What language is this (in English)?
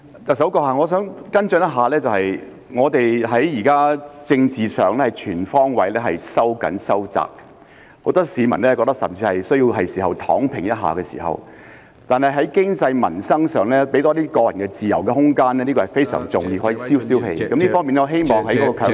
Cantonese